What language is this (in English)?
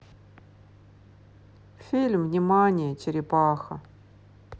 Russian